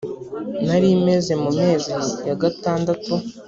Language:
Kinyarwanda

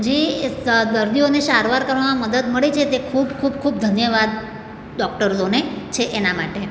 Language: Gujarati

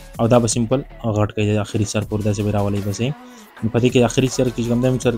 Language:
Arabic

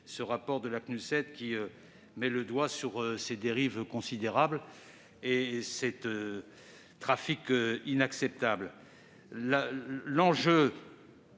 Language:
French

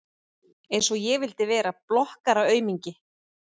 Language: Icelandic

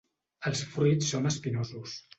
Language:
Catalan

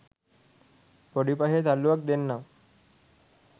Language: Sinhala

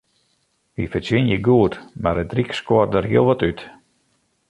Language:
Western Frisian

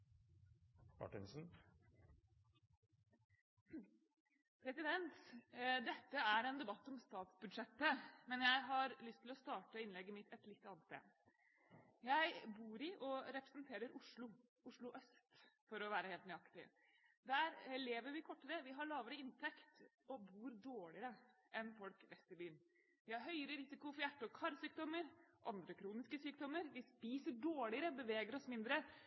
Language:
Norwegian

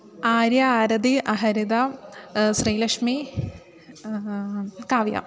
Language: Sanskrit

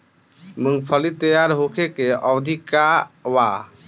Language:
Bhojpuri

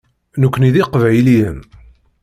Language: Kabyle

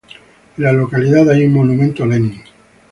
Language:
Spanish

